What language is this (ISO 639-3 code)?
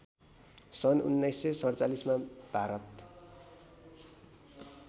nep